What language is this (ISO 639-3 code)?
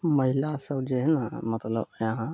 mai